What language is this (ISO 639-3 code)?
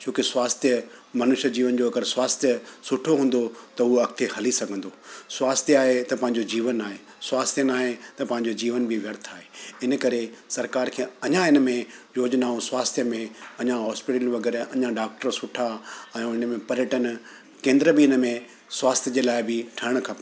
snd